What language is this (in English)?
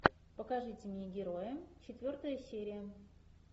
Russian